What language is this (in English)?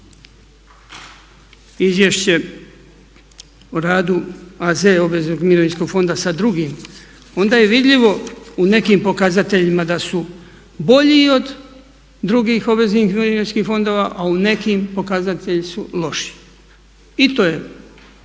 Croatian